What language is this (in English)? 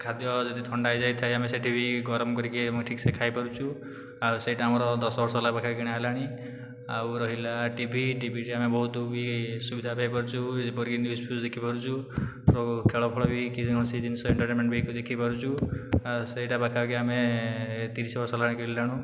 Odia